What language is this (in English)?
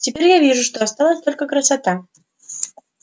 Russian